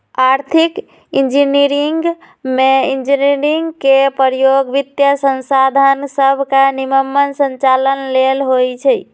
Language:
Magahi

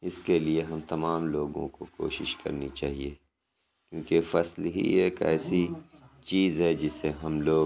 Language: Urdu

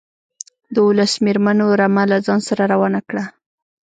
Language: Pashto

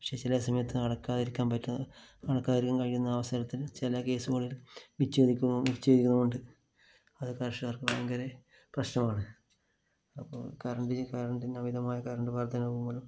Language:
Malayalam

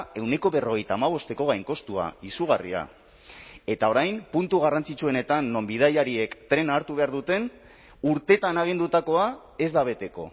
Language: Basque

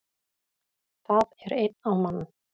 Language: Icelandic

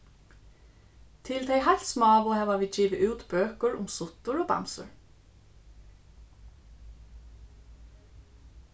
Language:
Faroese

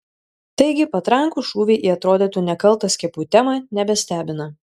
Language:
Lithuanian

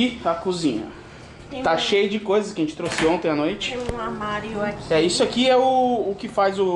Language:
Portuguese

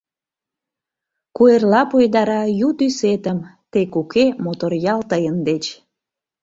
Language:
Mari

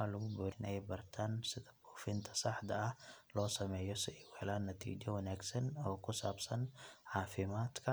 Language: Somali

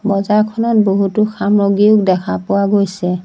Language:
Assamese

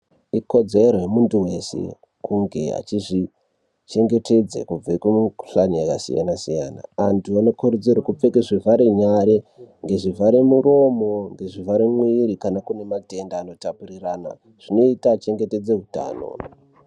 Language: Ndau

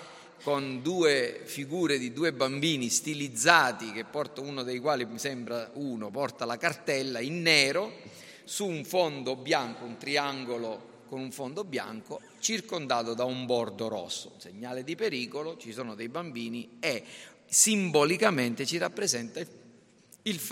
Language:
Italian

